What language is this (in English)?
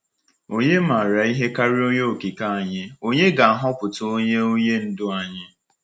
Igbo